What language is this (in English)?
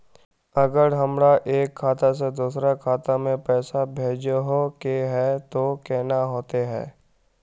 Magahi